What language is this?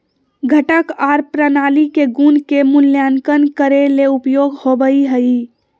Magahi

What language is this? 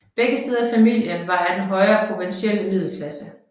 Danish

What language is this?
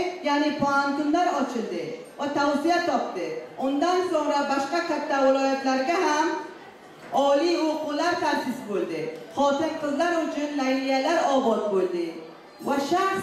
Turkish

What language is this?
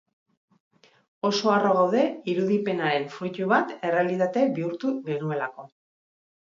Basque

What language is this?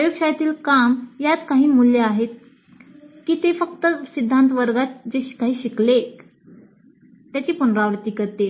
Marathi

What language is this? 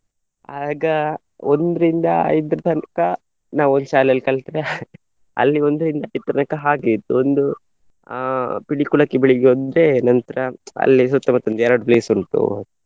Kannada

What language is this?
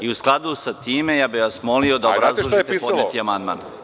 Serbian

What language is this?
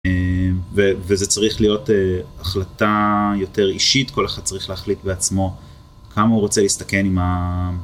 Hebrew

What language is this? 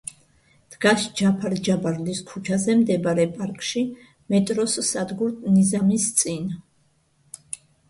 Georgian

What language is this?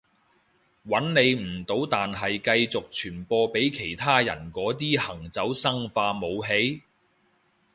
Cantonese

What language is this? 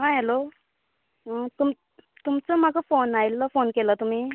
Konkani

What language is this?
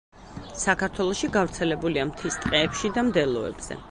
Georgian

